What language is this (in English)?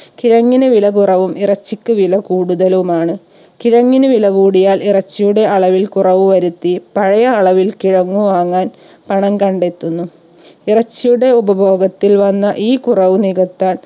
Malayalam